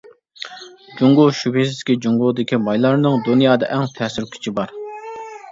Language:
Uyghur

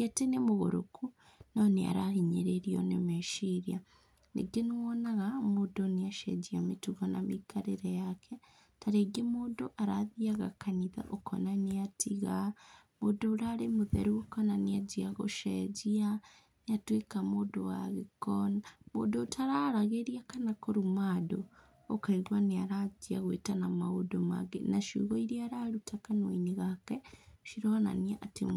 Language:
Kikuyu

